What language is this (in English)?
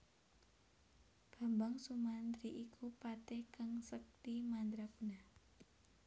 Javanese